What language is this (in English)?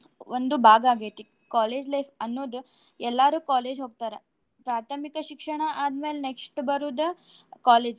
Kannada